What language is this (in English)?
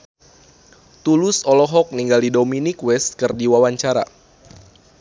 Sundanese